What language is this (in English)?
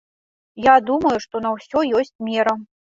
Belarusian